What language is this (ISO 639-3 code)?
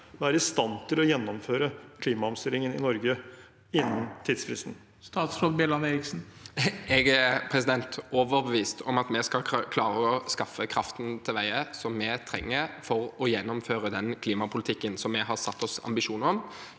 nor